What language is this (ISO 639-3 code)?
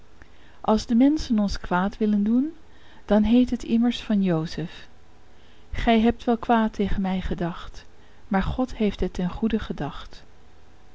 nld